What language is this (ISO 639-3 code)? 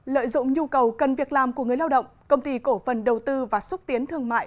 vie